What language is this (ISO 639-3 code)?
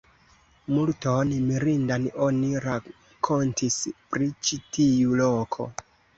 epo